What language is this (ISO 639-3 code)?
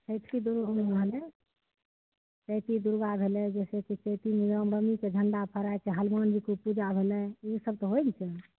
mai